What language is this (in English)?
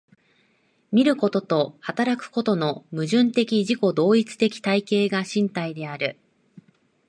Japanese